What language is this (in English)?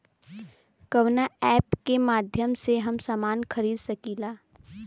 Bhojpuri